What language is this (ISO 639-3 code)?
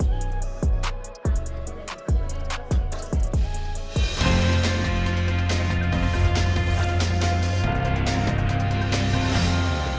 ind